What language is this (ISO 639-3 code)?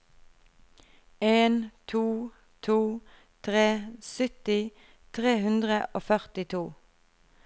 nor